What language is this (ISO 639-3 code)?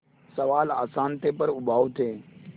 hin